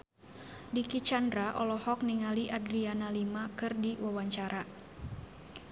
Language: Sundanese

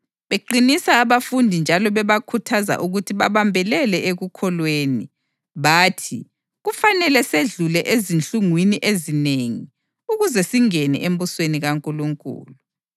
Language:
North Ndebele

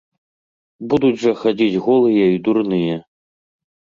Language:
Belarusian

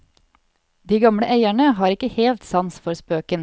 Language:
Norwegian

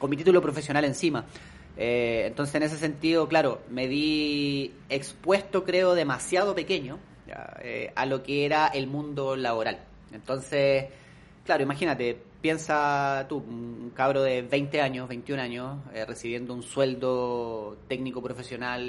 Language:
Spanish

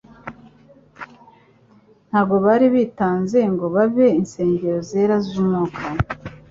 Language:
Kinyarwanda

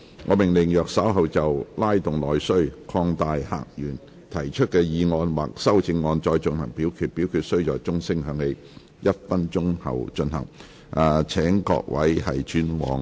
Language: Cantonese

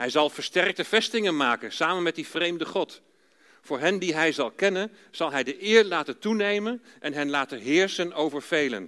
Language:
Dutch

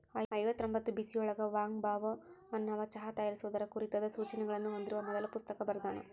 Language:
Kannada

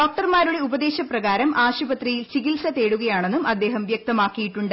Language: Malayalam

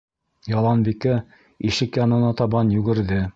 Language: Bashkir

